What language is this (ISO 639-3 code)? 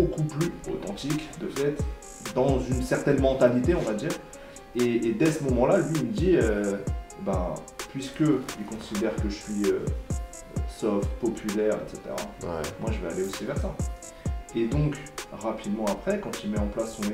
fra